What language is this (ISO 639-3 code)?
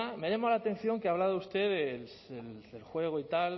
spa